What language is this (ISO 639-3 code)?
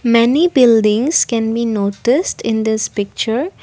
eng